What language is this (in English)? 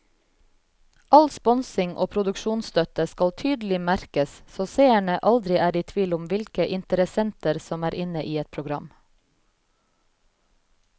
Norwegian